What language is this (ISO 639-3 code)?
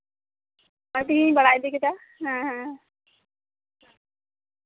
sat